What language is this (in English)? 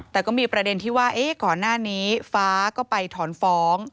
Thai